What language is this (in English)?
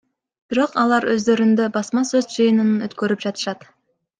Kyrgyz